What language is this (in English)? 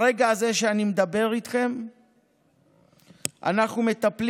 Hebrew